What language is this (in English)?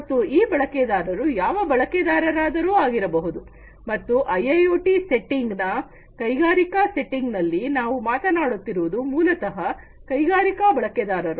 Kannada